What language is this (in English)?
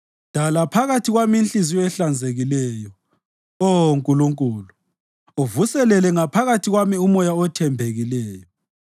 North Ndebele